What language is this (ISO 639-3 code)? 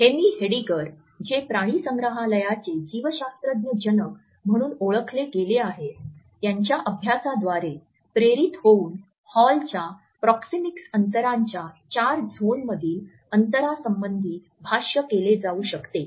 mar